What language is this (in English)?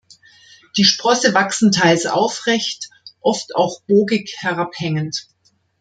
German